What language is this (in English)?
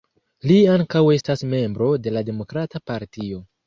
Esperanto